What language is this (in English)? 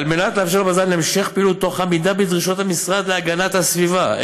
Hebrew